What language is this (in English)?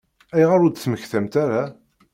Kabyle